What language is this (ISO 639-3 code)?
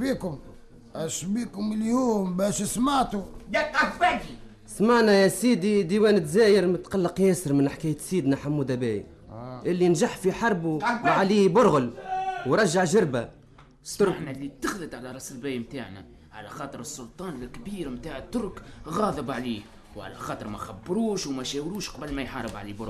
ara